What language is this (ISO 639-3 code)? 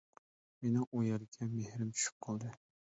uig